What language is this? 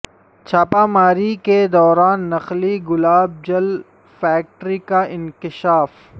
Urdu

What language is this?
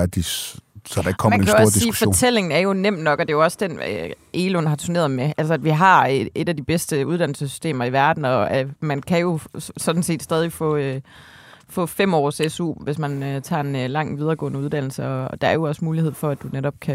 Danish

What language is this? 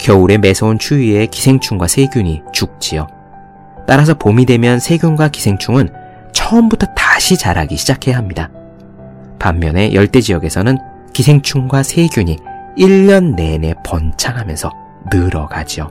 Korean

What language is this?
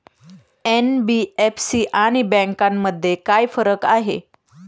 Marathi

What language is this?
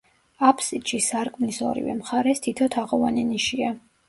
Georgian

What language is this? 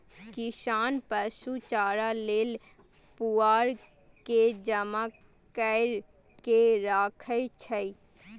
Maithili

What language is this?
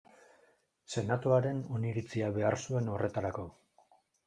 Basque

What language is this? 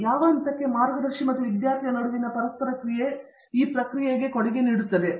Kannada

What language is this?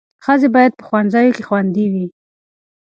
Pashto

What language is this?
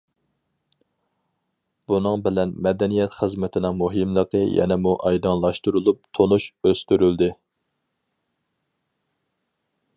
Uyghur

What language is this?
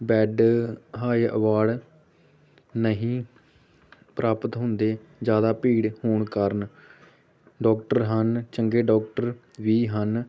Punjabi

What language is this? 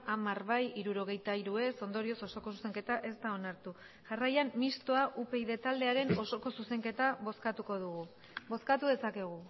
Basque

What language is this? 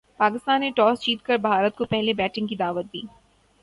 Urdu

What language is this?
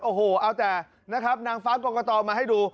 Thai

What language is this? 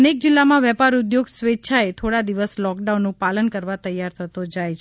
Gujarati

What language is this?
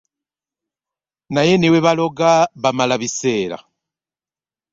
Ganda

